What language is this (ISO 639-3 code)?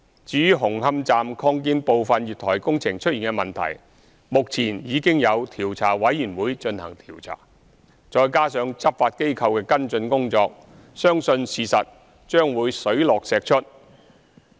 yue